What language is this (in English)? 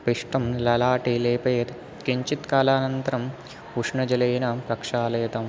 Sanskrit